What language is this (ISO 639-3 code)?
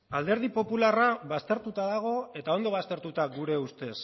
eus